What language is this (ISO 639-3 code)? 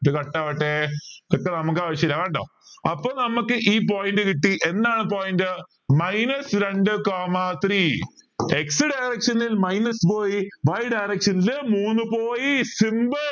mal